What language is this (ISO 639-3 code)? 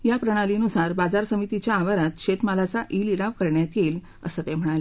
mar